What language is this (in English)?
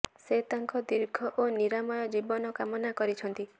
Odia